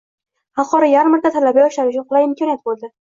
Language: Uzbek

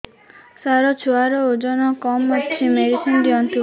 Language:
Odia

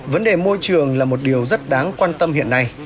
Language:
Vietnamese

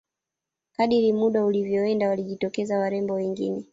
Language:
Swahili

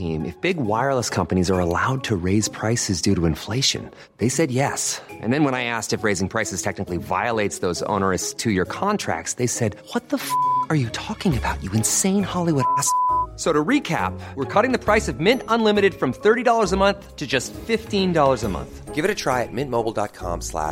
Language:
Swedish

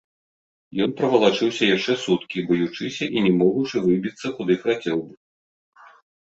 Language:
Belarusian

